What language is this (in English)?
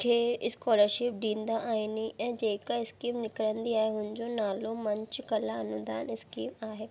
Sindhi